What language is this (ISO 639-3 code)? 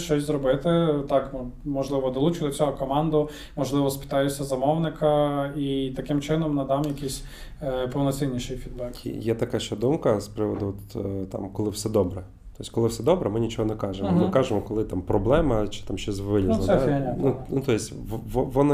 ukr